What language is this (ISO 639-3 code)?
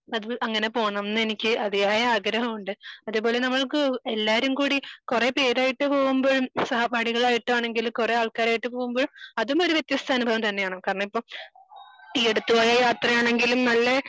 mal